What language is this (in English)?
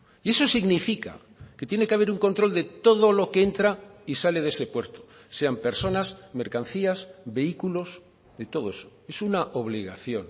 Spanish